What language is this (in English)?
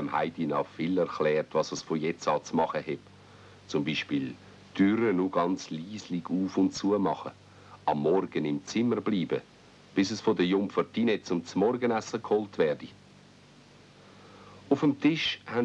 German